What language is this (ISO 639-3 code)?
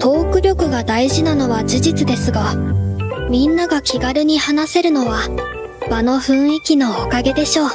jpn